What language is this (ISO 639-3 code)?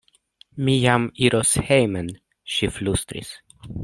epo